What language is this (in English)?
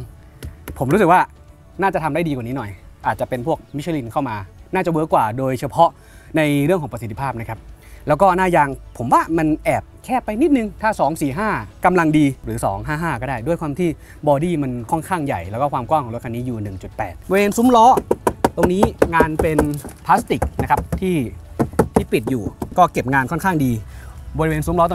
Thai